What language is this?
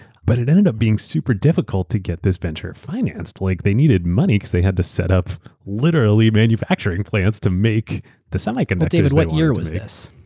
English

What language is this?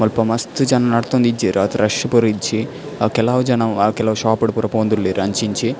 Tulu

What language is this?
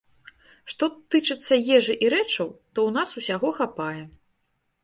Belarusian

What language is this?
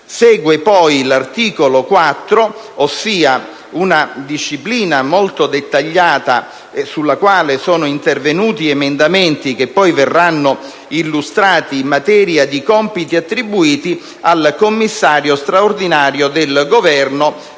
Italian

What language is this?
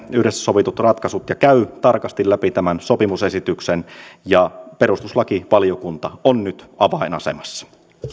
Finnish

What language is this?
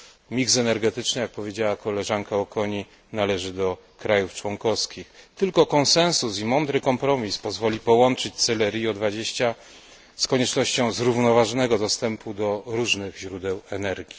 Polish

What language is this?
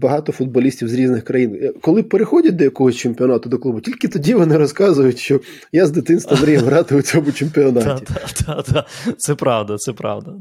Ukrainian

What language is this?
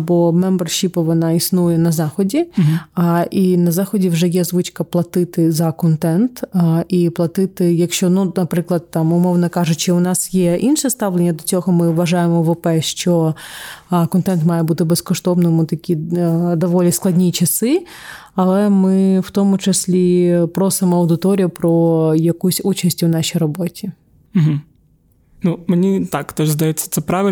Ukrainian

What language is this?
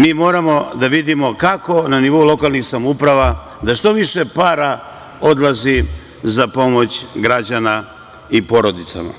Serbian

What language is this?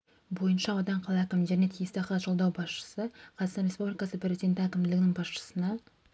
Kazakh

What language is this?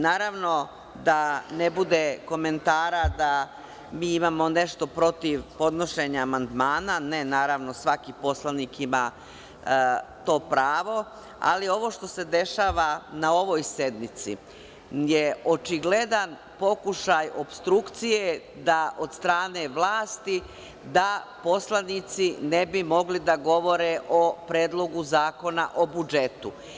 Serbian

